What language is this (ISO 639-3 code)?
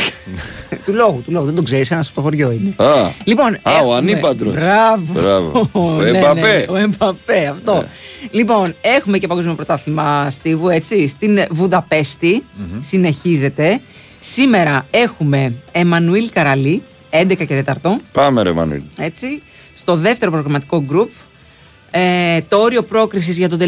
ell